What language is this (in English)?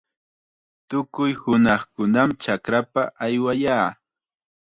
Chiquián Ancash Quechua